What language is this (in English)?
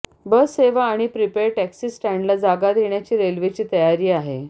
Marathi